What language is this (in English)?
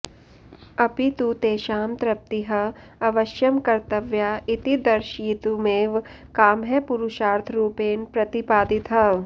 Sanskrit